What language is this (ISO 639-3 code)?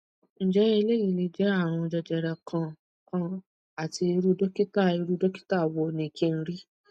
yor